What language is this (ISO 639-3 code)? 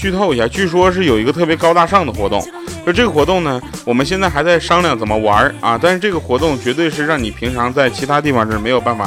zho